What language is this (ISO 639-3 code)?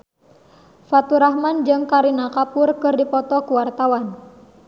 sun